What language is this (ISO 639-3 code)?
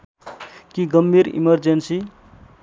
nep